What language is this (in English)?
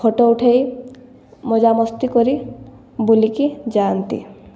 Odia